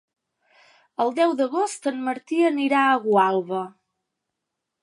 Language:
Catalan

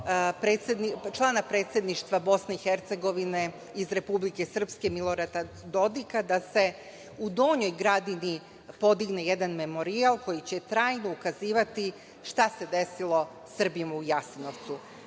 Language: Serbian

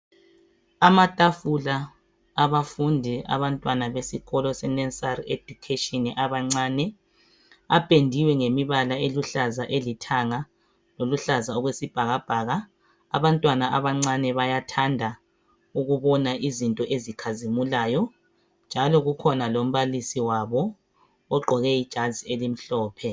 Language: North Ndebele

